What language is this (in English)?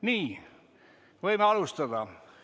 Estonian